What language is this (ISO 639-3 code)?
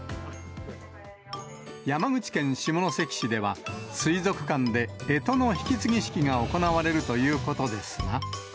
jpn